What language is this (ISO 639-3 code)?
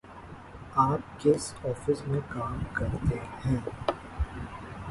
urd